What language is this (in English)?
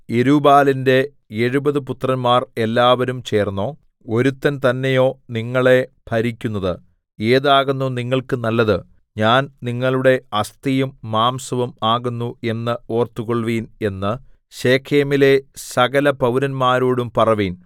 Malayalam